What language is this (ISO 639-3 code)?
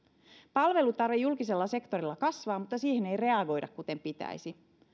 fin